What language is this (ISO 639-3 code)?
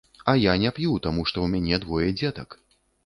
bel